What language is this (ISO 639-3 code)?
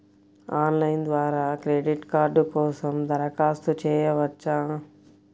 tel